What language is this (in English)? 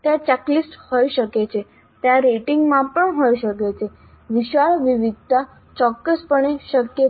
Gujarati